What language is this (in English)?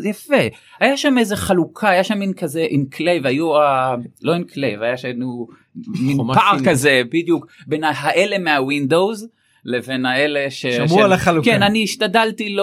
Hebrew